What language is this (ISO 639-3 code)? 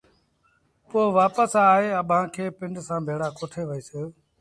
sbn